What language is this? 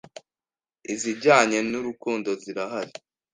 Kinyarwanda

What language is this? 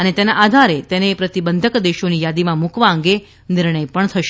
Gujarati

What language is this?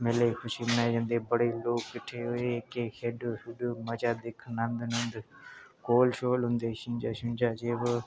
Dogri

